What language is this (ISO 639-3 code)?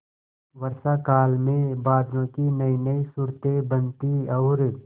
hin